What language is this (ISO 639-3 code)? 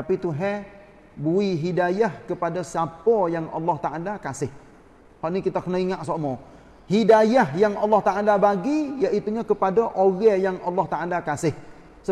msa